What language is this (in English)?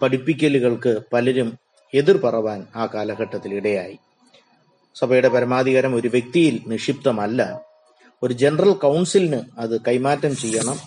Malayalam